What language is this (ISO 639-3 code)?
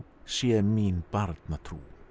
isl